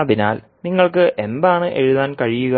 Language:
Malayalam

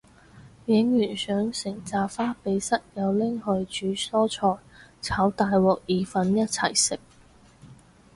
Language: Cantonese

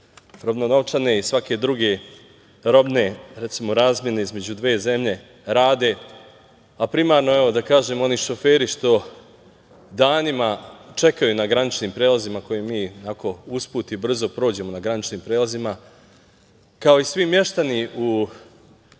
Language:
Serbian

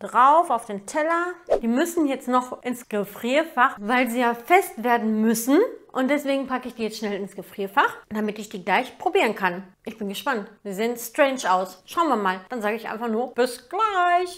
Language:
German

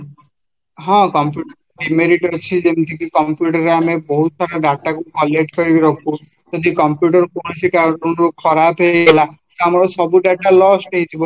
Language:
Odia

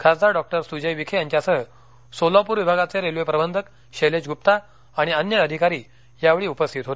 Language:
Marathi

